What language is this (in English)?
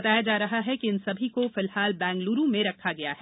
Hindi